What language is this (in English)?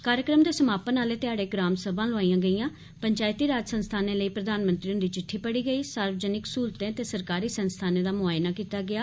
Dogri